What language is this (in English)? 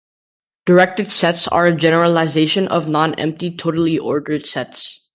English